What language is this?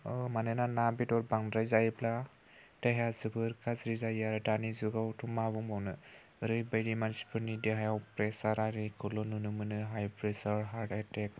Bodo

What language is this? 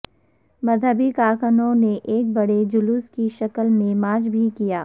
Urdu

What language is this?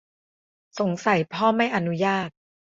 Thai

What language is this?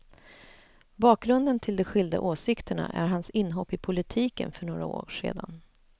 Swedish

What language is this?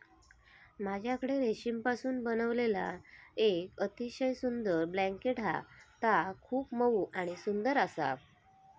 Marathi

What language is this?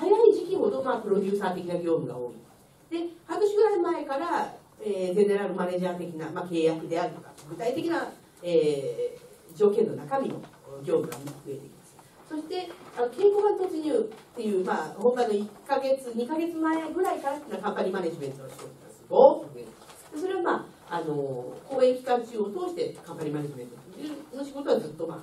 Japanese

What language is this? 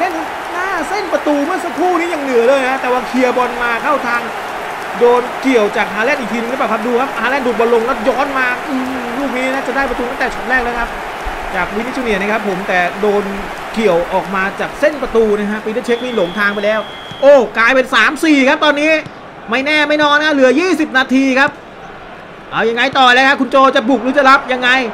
Thai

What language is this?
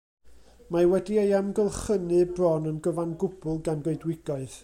Welsh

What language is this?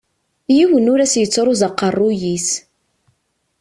Kabyle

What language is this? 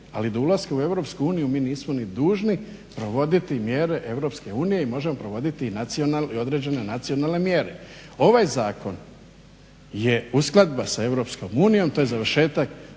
Croatian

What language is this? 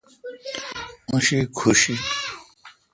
Kalkoti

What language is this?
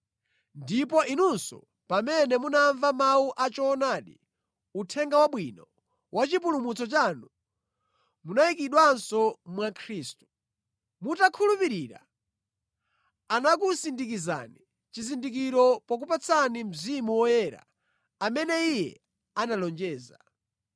Nyanja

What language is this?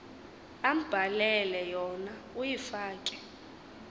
Xhosa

